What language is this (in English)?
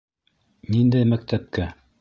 Bashkir